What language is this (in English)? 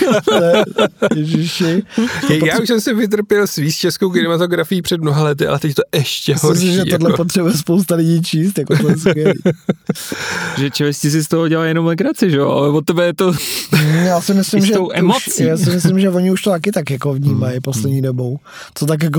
Czech